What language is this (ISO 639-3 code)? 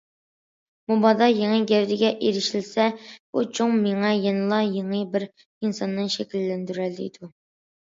uig